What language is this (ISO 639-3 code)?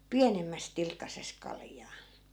fin